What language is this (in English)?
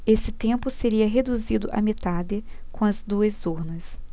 Portuguese